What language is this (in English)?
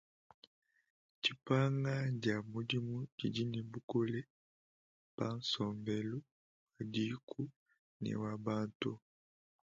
Luba-Lulua